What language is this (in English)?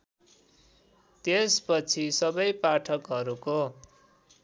Nepali